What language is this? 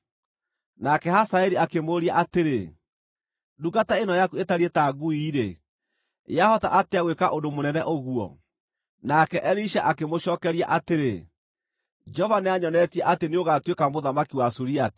Kikuyu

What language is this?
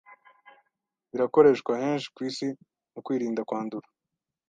Kinyarwanda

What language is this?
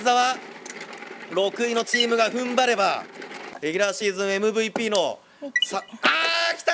Japanese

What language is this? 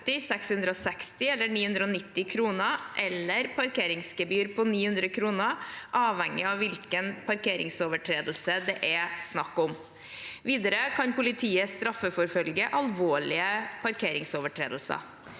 Norwegian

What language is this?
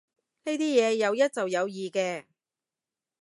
Cantonese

